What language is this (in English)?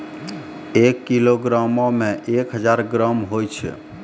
Maithili